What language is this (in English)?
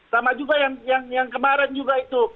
Indonesian